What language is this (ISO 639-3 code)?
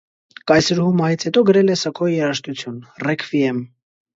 hye